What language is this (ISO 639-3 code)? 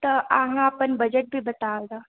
mai